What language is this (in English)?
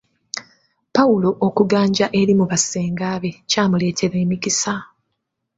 Ganda